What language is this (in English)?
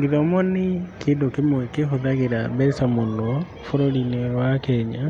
Kikuyu